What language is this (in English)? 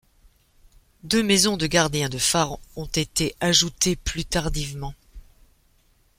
French